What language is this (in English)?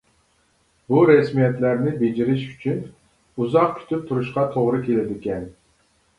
Uyghur